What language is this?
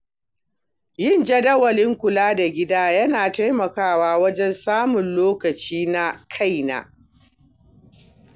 Hausa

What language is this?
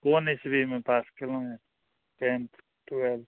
Maithili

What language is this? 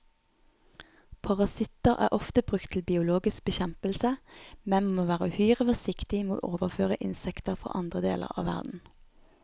Norwegian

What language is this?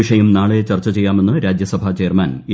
Malayalam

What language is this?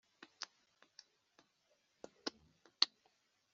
Kinyarwanda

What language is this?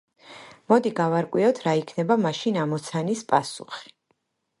Georgian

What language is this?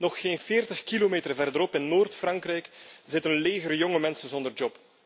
Dutch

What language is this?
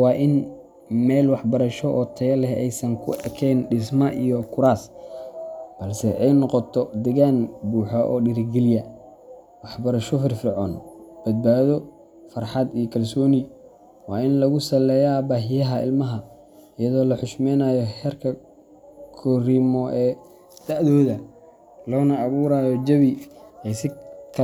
Somali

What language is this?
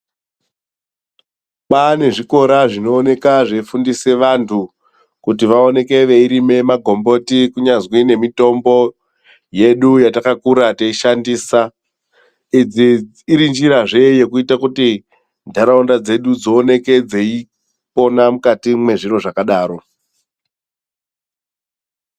Ndau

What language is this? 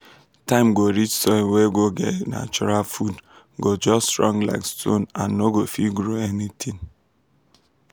Nigerian Pidgin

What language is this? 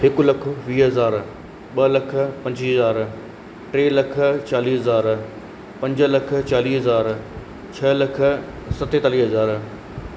Sindhi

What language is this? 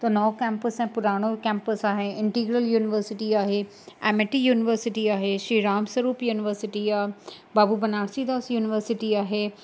Sindhi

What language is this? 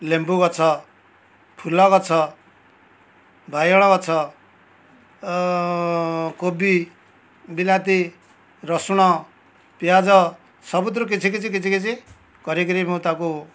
Odia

